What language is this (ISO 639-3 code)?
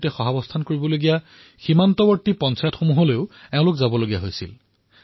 asm